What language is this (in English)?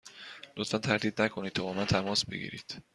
Persian